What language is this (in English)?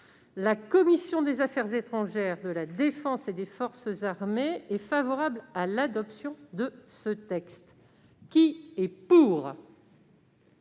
French